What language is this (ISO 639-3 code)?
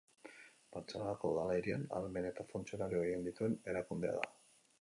eus